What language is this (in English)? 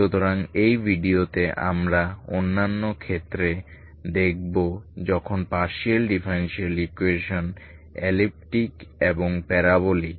Bangla